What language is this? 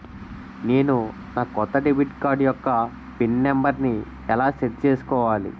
Telugu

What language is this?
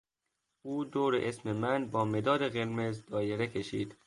Persian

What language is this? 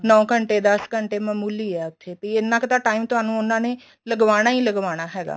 Punjabi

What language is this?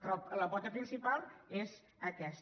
Catalan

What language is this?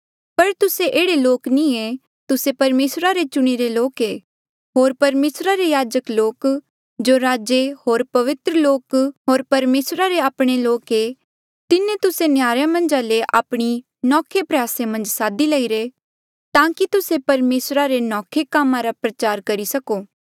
Mandeali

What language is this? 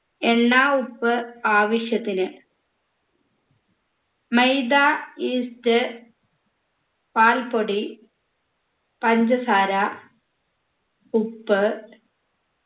Malayalam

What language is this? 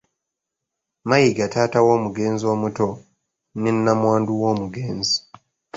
Ganda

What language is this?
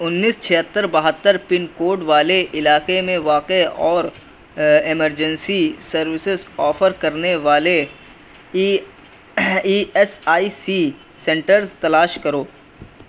Urdu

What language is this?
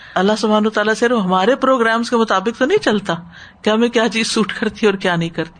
Urdu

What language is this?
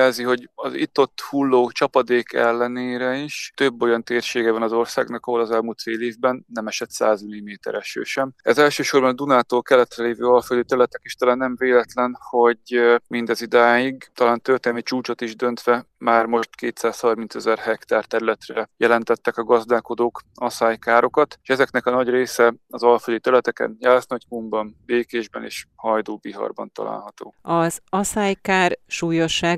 Hungarian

